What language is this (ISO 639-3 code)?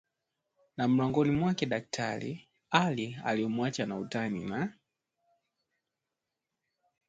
swa